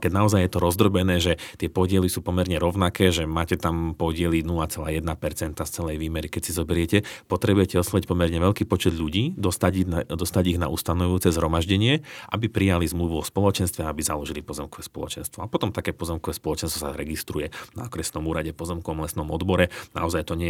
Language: Slovak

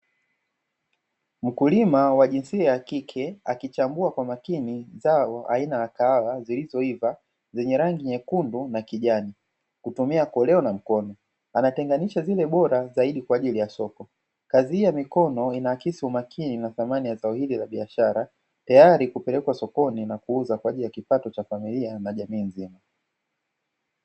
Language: Swahili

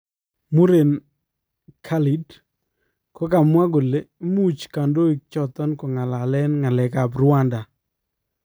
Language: Kalenjin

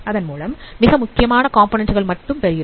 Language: Tamil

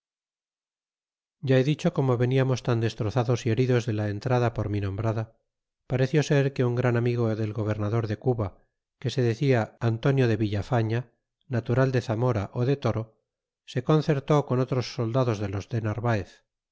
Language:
Spanish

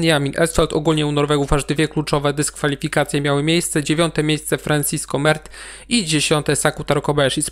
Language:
Polish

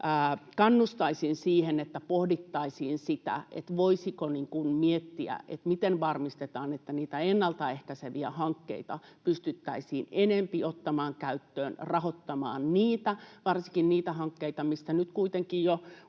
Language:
Finnish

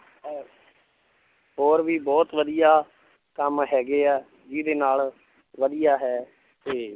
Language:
Punjabi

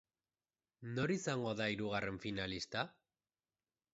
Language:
Basque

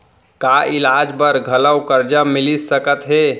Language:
Chhattisgarhi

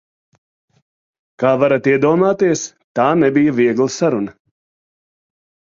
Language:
Latvian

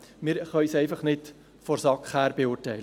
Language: Swiss German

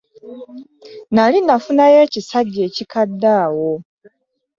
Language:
Ganda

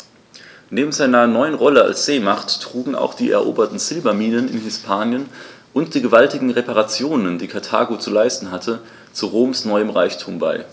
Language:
German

